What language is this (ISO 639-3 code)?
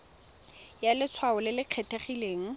tsn